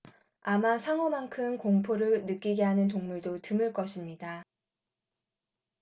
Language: Korean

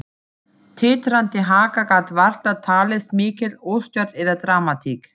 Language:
Icelandic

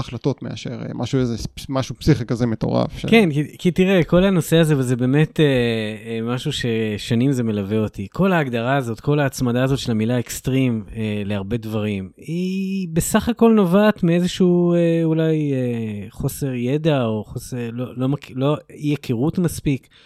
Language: Hebrew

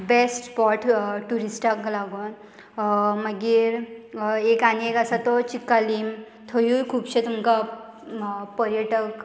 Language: Konkani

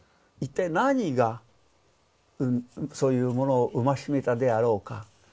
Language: Japanese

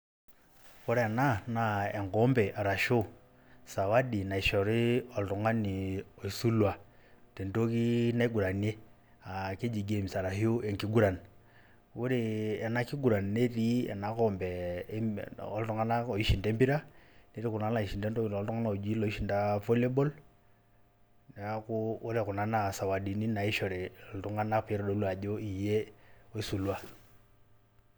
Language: Masai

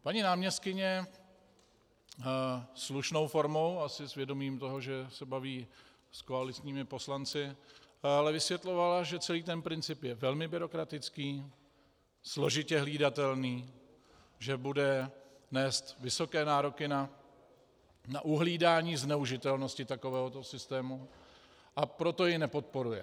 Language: Czech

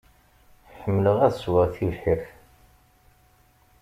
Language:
Kabyle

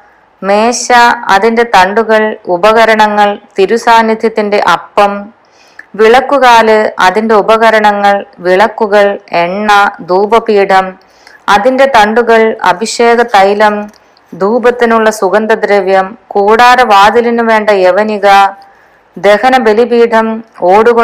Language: Malayalam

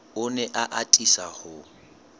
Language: Southern Sotho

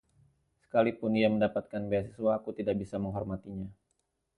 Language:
Indonesian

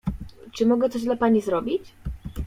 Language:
Polish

